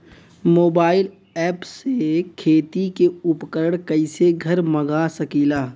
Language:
Bhojpuri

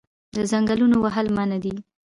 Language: Pashto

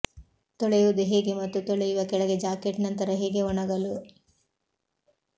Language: Kannada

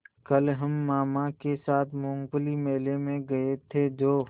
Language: Hindi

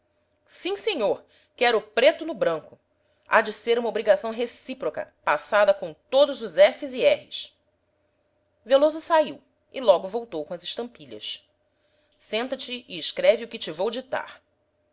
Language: Portuguese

